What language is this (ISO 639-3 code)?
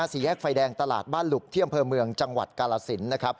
tha